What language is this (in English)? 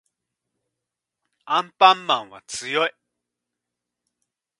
Japanese